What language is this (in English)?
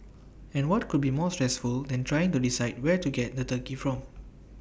English